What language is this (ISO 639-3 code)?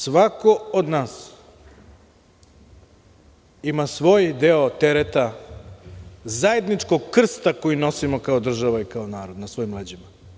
srp